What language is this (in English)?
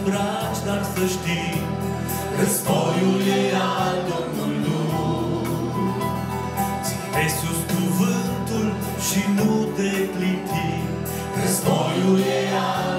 Romanian